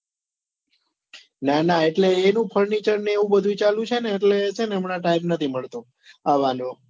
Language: Gujarati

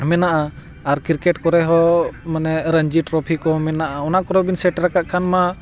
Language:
Santali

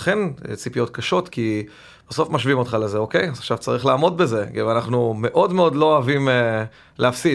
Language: Hebrew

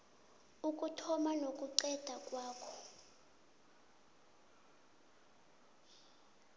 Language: South Ndebele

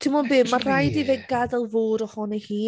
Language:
Welsh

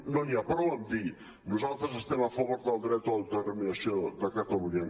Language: Catalan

